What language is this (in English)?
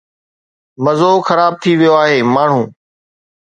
Sindhi